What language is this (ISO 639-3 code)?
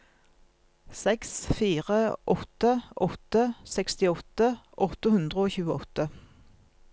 nor